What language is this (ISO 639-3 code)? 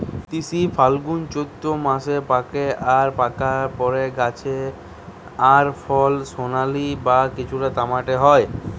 ben